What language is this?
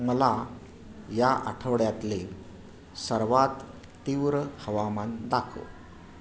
Marathi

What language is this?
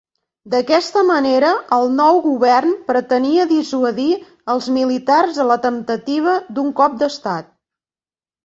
Catalan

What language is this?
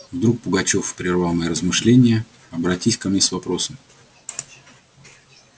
Russian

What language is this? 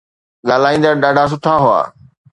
Sindhi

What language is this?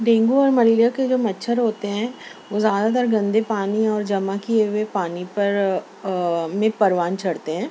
Urdu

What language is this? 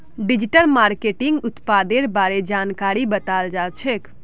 Magahi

